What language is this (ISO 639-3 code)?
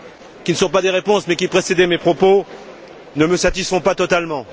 fra